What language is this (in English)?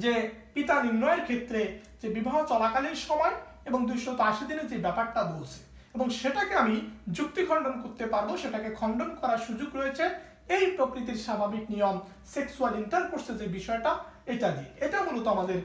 Romanian